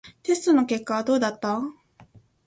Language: Japanese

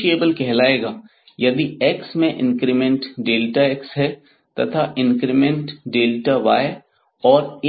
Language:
Hindi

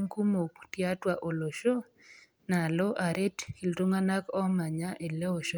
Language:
Masai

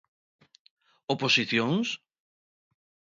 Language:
Galician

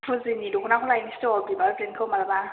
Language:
Bodo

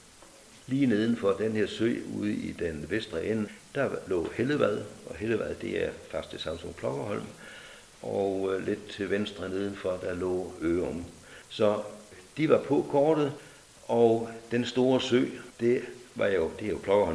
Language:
Danish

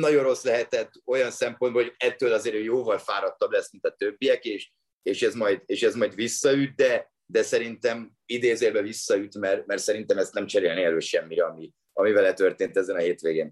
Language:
Hungarian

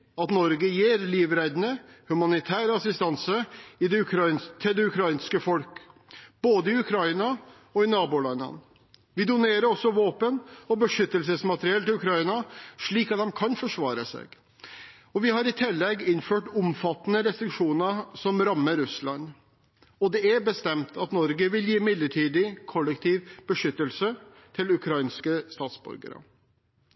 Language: Norwegian Bokmål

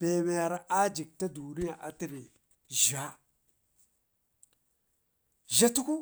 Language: Ngizim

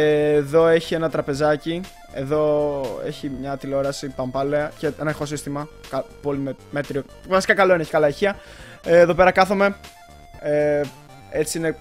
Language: Greek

